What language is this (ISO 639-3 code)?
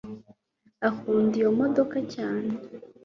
kin